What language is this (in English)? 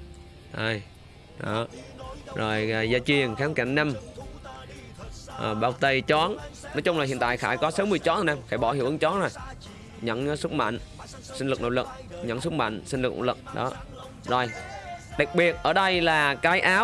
Vietnamese